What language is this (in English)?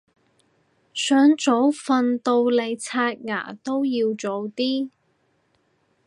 Cantonese